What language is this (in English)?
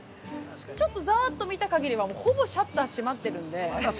Japanese